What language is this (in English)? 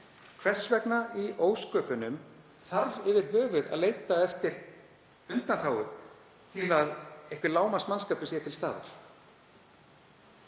Icelandic